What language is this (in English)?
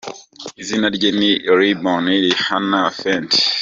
Kinyarwanda